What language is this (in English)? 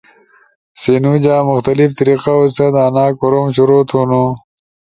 Ushojo